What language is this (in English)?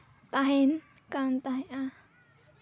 Santali